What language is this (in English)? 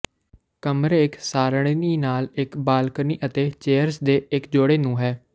Punjabi